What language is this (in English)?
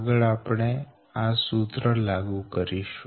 Gujarati